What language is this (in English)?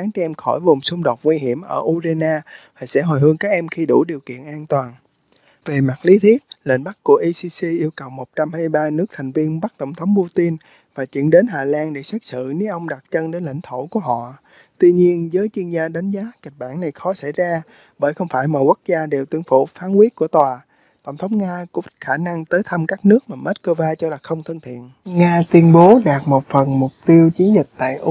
Vietnamese